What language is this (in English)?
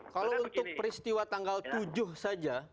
Indonesian